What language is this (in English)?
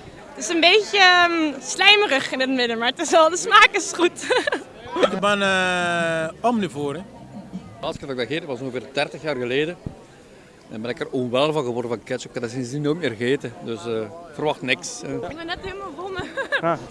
Dutch